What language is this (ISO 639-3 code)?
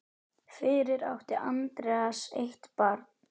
isl